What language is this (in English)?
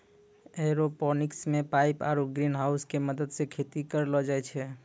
Maithili